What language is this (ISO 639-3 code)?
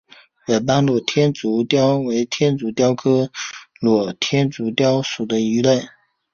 zho